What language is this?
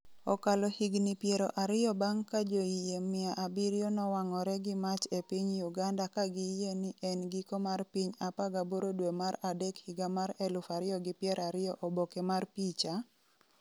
Luo (Kenya and Tanzania)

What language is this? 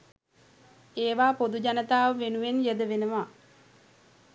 Sinhala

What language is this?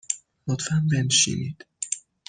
Persian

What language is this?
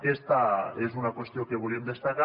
Catalan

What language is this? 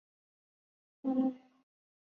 Chinese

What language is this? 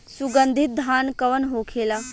Bhojpuri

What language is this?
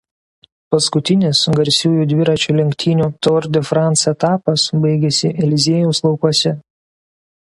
Lithuanian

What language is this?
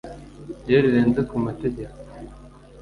Kinyarwanda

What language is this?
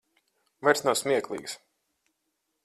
Latvian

